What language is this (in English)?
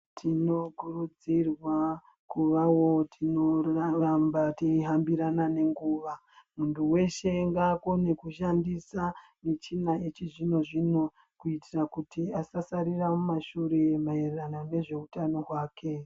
Ndau